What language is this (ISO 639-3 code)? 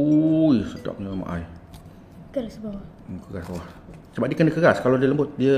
msa